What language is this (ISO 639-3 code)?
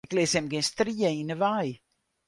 fry